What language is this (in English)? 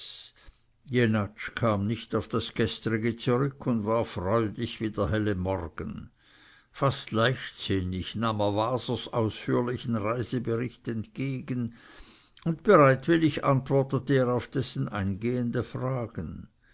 German